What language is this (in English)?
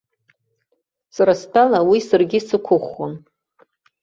Abkhazian